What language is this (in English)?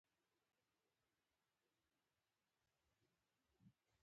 Pashto